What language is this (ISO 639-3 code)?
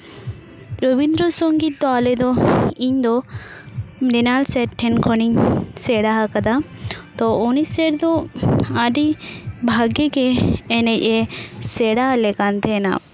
sat